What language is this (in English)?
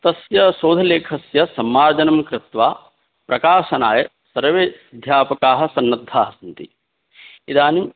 Sanskrit